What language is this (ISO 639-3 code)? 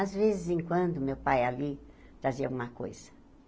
por